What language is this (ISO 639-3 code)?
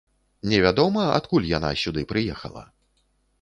bel